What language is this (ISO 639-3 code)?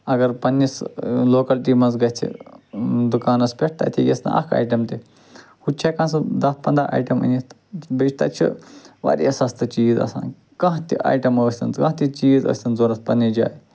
kas